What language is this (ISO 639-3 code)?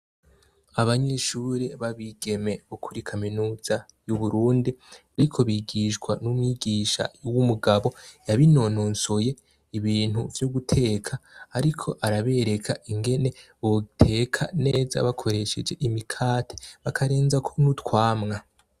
run